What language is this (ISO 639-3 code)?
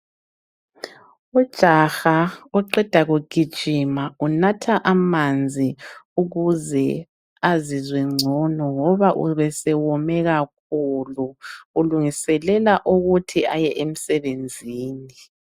nde